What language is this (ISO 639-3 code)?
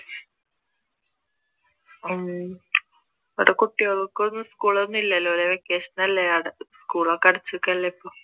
mal